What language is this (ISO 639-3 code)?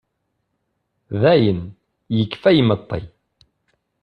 kab